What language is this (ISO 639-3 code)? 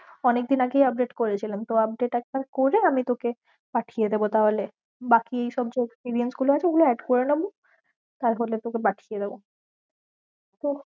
ben